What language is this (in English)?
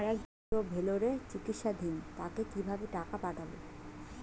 Bangla